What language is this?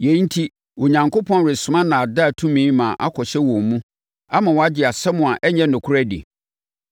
Akan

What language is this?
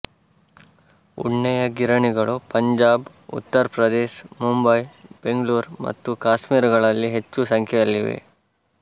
Kannada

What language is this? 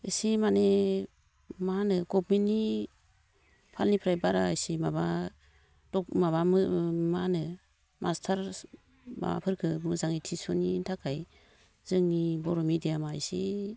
Bodo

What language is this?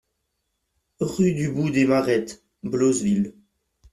French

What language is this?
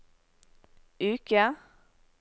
Norwegian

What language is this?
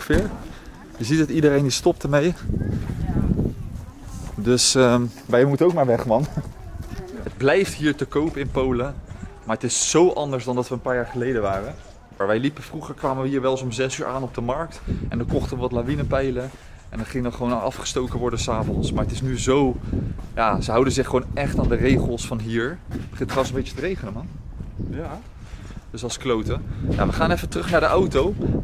Dutch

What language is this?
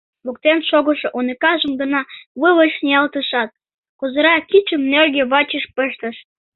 Mari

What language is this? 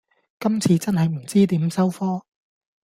Cantonese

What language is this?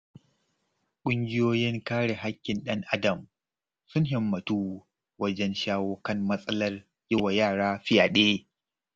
Hausa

